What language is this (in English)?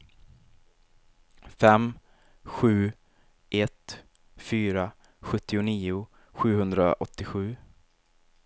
Swedish